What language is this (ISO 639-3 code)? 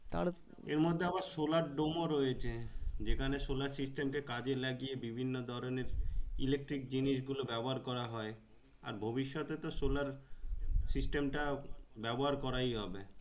ben